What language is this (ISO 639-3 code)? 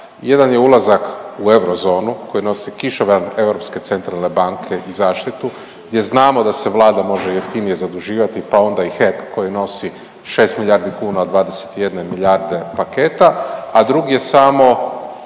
hrv